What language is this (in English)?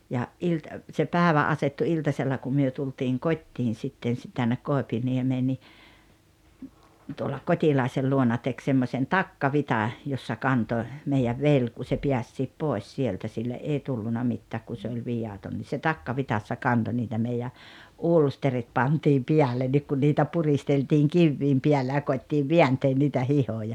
Finnish